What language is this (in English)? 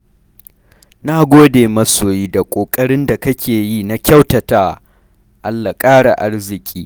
Hausa